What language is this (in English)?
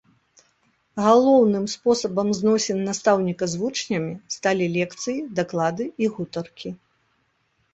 Belarusian